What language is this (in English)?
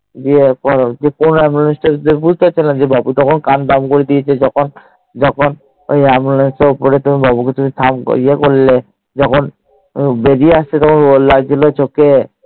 Bangla